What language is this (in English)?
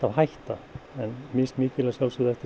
Icelandic